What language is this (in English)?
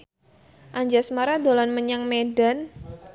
Javanese